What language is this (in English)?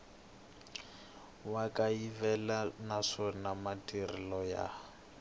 Tsonga